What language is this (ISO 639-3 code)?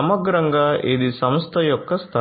tel